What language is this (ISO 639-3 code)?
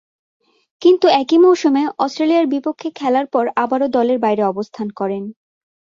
ben